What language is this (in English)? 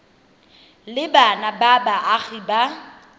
Tswana